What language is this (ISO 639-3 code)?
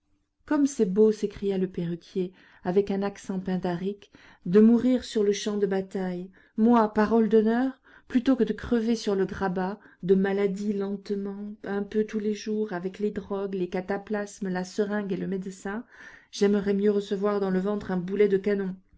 fra